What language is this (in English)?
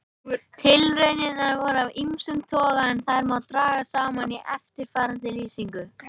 Icelandic